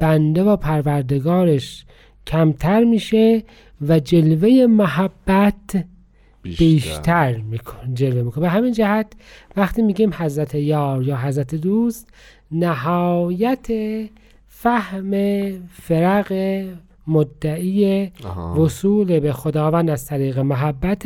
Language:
Persian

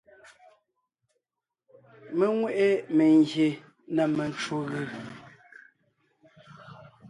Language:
Ngiemboon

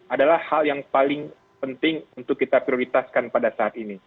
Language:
Indonesian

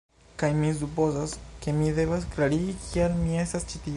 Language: Esperanto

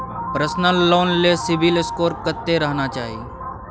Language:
Maithili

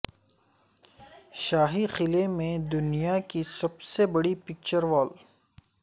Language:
Urdu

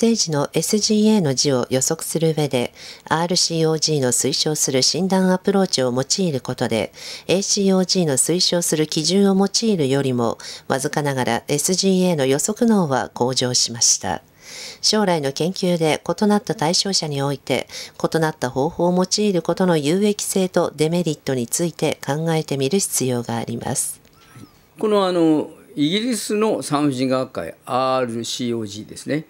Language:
Japanese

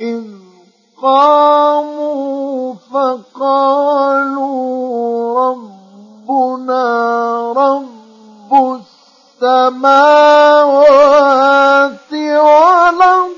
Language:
Arabic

